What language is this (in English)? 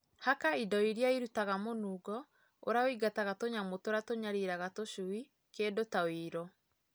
Kikuyu